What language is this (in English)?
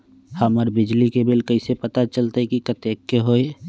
Magahi